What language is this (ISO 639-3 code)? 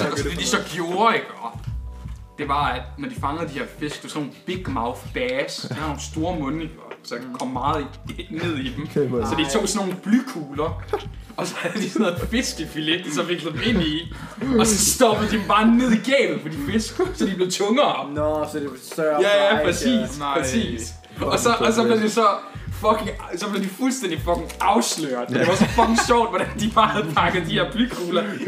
dan